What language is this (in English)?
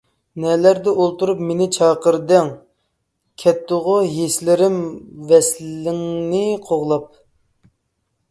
Uyghur